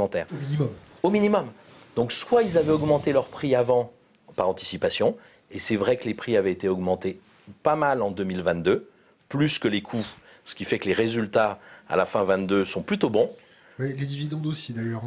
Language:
French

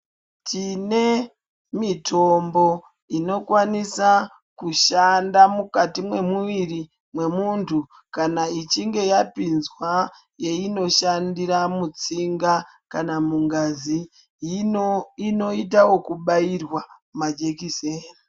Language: Ndau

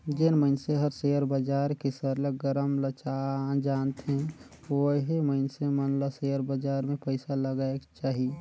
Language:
Chhattisgarhi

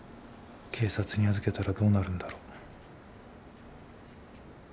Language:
Japanese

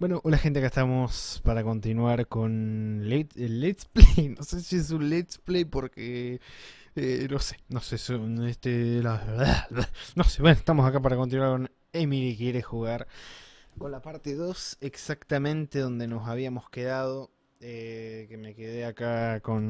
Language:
Spanish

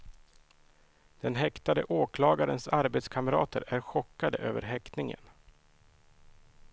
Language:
Swedish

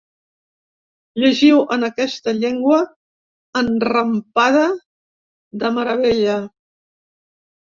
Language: Catalan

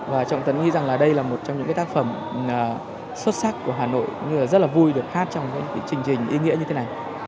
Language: Vietnamese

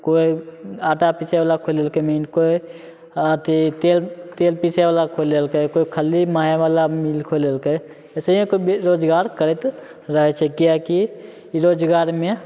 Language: Maithili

